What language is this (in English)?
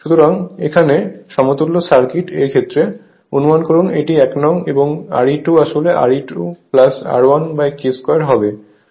Bangla